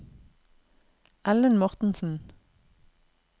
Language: Norwegian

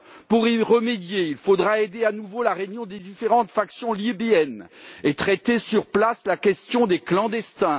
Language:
French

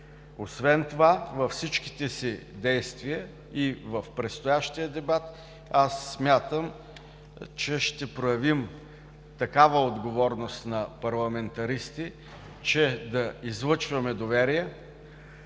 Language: Bulgarian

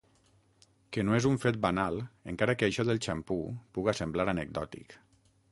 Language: Catalan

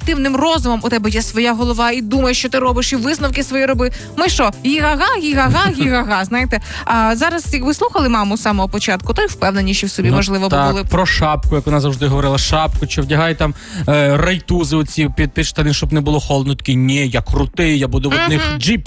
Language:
Ukrainian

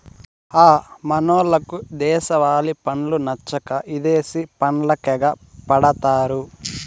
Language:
Telugu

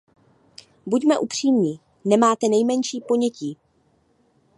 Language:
Czech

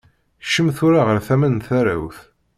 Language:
Kabyle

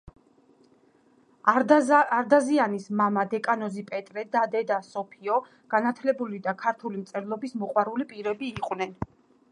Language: Georgian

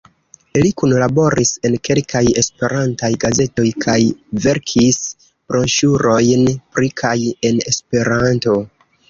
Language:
Esperanto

